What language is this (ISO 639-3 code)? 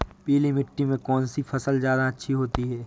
hin